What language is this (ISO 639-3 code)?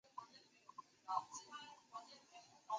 zho